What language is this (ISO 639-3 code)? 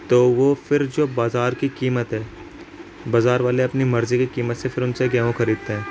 urd